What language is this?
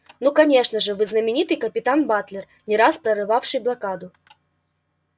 Russian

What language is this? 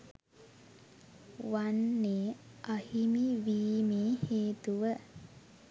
Sinhala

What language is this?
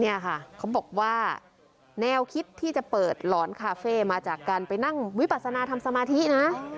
Thai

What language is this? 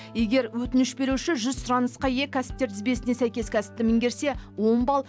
Kazakh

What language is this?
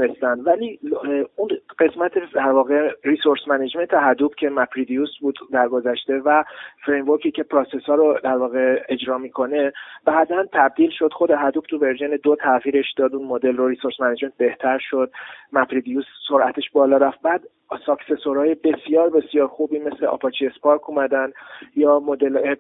Persian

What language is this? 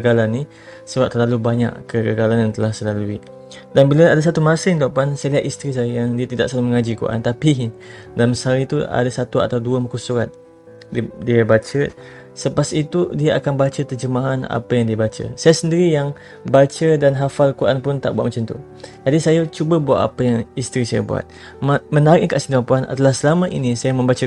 Malay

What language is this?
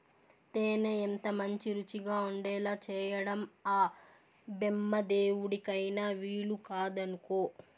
Telugu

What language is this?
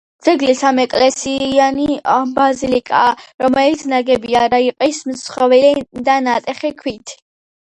Georgian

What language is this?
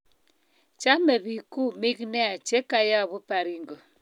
Kalenjin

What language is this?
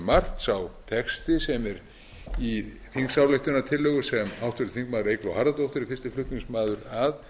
Icelandic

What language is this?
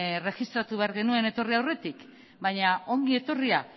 Basque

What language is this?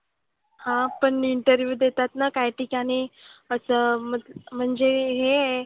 Marathi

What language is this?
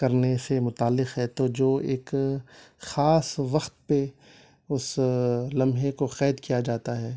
Urdu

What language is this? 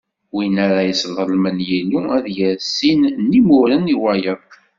Kabyle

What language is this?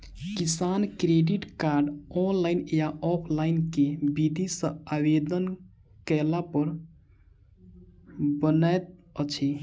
Maithili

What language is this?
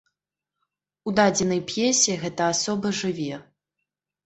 Belarusian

